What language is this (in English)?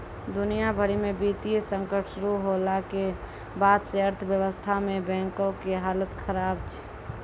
Maithili